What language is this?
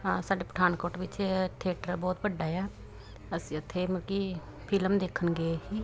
Punjabi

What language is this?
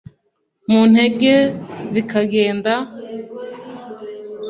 Kinyarwanda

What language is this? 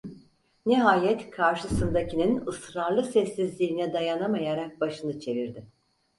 Turkish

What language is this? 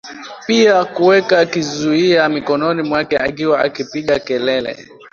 Swahili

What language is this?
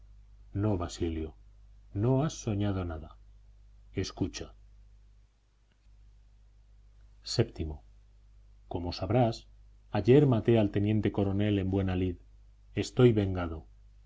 Spanish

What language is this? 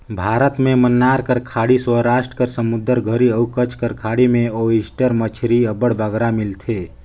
Chhattisgarhi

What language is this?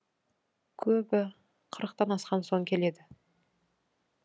Kazakh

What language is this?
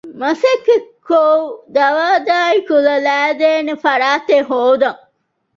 Divehi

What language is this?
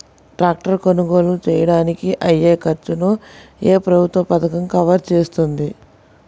Telugu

